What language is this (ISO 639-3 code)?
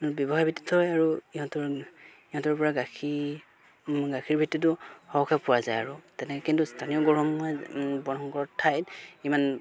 asm